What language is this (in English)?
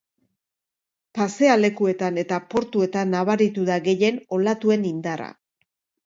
Basque